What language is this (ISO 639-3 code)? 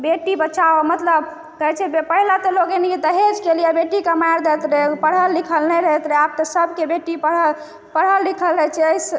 mai